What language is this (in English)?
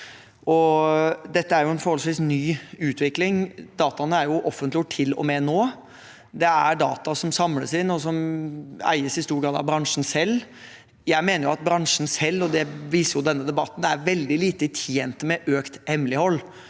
Norwegian